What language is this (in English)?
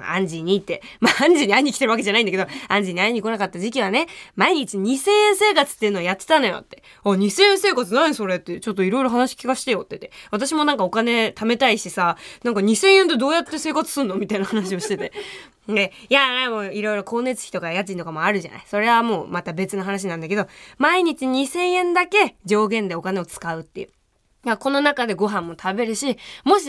Japanese